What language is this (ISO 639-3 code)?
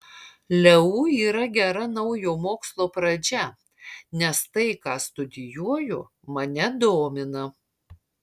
lit